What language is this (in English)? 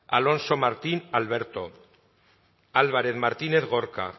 Basque